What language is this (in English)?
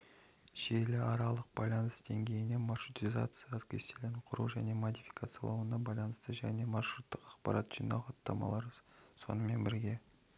Kazakh